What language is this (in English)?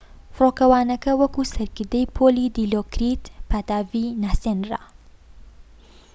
Central Kurdish